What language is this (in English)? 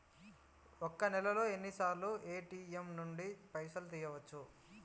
Telugu